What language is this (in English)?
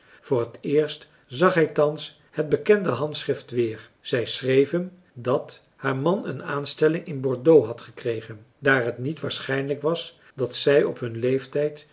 Dutch